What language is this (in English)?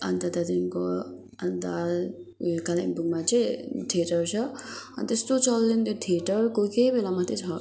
Nepali